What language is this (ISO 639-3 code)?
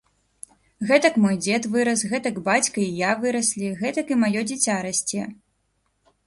bel